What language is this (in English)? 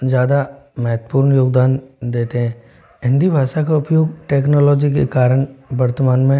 Hindi